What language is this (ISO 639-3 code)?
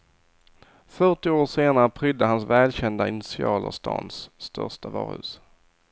swe